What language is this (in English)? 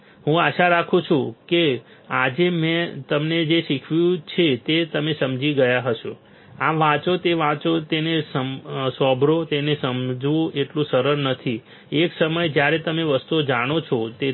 Gujarati